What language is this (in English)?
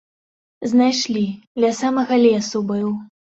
Belarusian